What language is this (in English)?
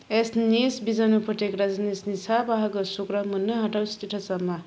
Bodo